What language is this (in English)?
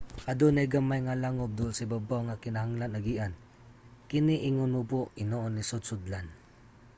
Cebuano